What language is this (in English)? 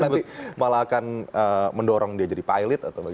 Indonesian